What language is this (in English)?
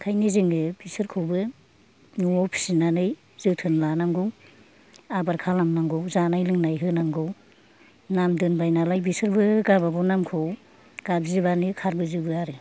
Bodo